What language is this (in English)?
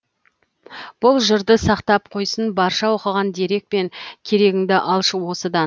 Kazakh